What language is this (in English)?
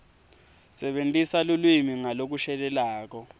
Swati